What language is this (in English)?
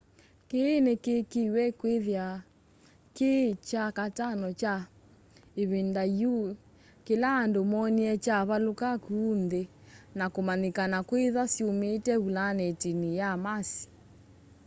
Kamba